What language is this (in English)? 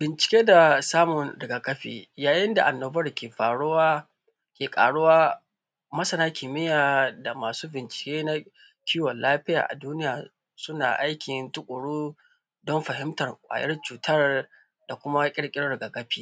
Hausa